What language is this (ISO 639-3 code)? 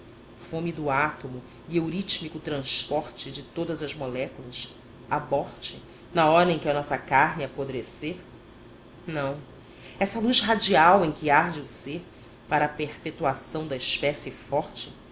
por